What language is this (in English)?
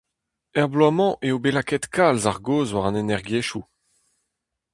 Breton